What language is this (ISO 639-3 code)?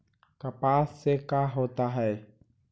mag